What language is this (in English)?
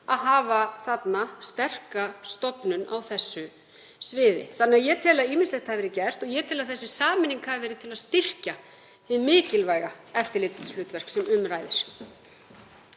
Icelandic